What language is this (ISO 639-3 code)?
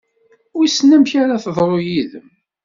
kab